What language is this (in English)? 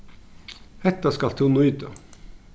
Faroese